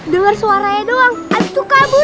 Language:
Indonesian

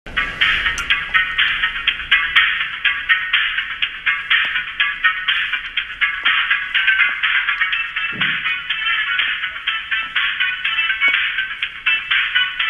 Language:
Korean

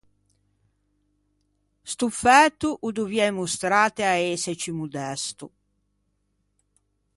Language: Ligurian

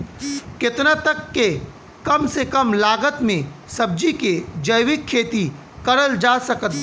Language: Bhojpuri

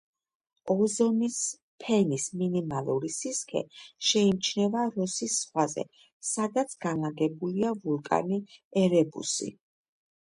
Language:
Georgian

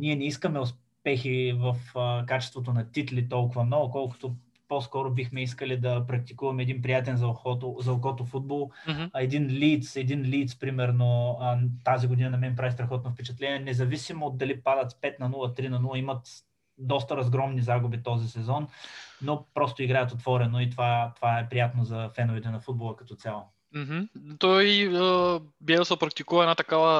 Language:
Bulgarian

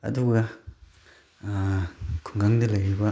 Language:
Manipuri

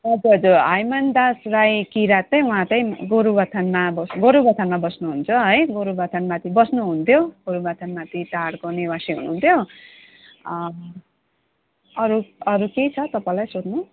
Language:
Nepali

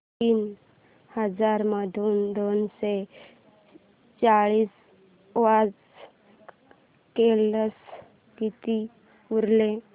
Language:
Marathi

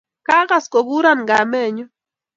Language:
Kalenjin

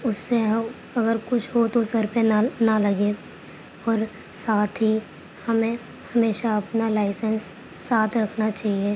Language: Urdu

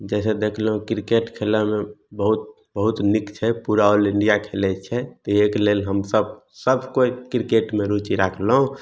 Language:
Maithili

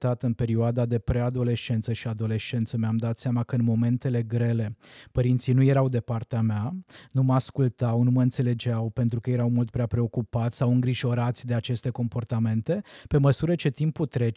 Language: Romanian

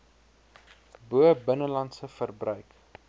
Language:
Afrikaans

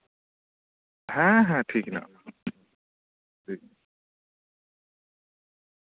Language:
Santali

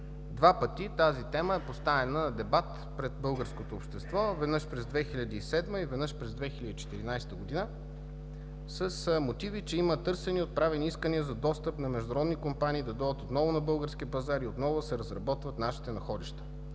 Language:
Bulgarian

